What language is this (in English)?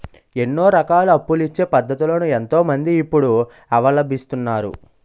Telugu